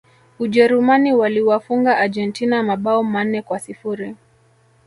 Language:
Swahili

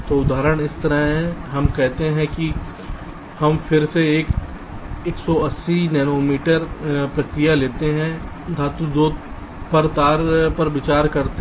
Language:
Hindi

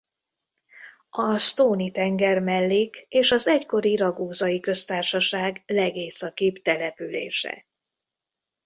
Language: Hungarian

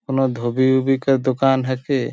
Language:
Sadri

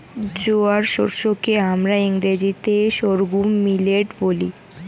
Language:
Bangla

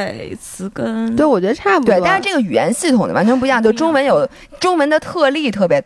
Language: Chinese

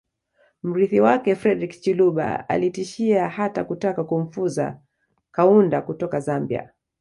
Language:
Swahili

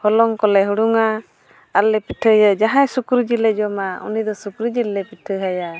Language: Santali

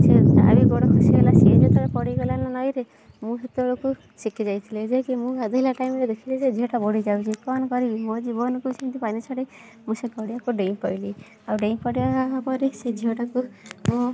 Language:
Odia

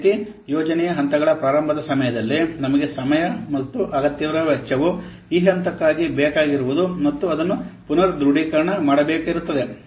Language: Kannada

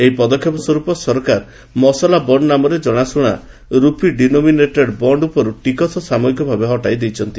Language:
Odia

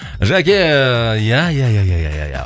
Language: Kazakh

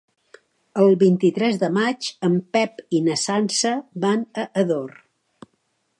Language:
Catalan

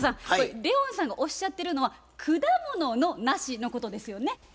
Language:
Japanese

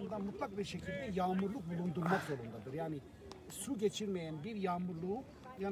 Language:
Turkish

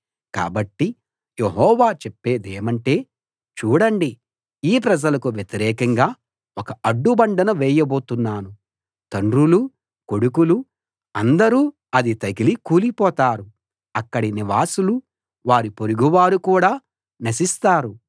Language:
Telugu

